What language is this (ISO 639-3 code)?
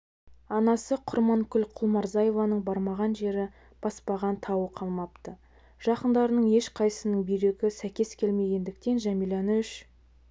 kaz